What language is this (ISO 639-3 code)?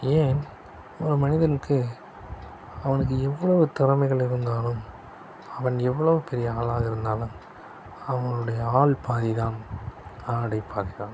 tam